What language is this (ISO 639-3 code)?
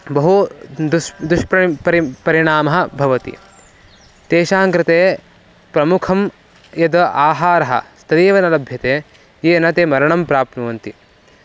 san